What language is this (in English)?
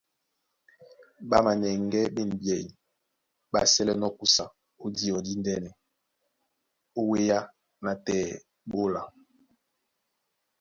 Duala